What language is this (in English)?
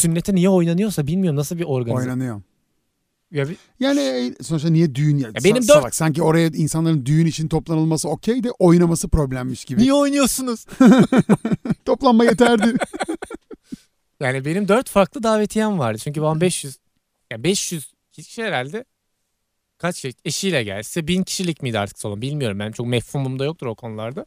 Turkish